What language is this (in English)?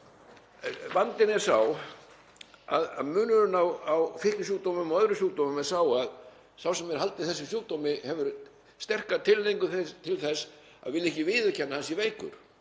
Icelandic